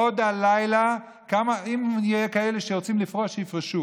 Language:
Hebrew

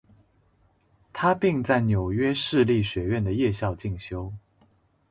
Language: Chinese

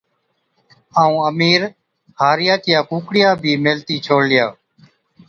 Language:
Od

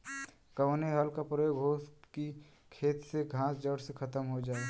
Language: Bhojpuri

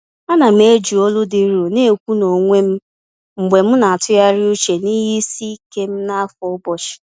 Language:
Igbo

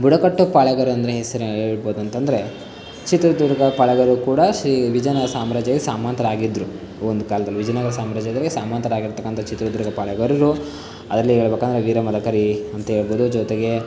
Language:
Kannada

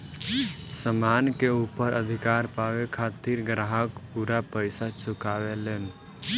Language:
Bhojpuri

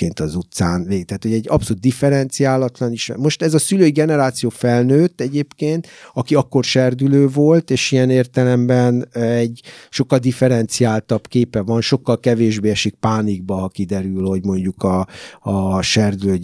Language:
Hungarian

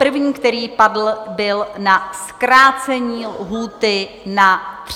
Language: Czech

